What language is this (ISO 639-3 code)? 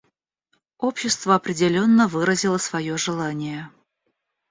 rus